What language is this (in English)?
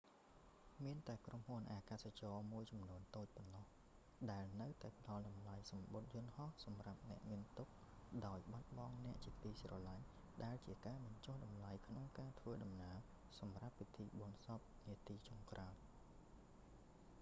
Khmer